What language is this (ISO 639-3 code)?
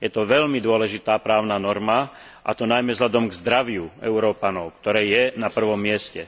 slk